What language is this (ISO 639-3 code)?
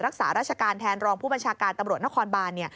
tha